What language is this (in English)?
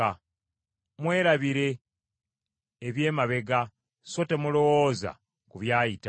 Ganda